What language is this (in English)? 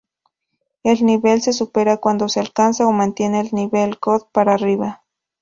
Spanish